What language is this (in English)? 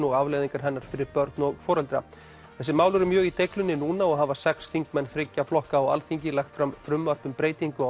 Icelandic